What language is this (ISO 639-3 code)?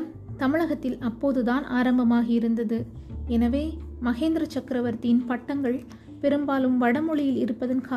tam